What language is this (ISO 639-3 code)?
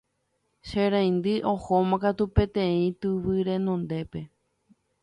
grn